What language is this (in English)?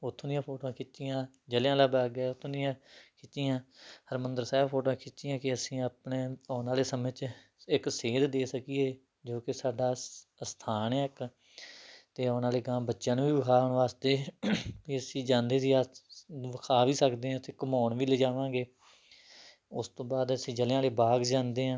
Punjabi